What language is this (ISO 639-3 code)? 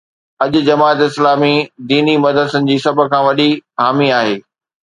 snd